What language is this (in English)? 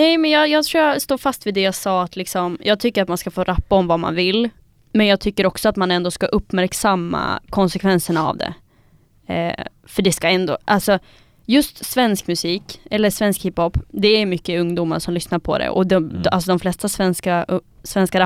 Swedish